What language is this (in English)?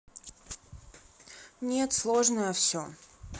Russian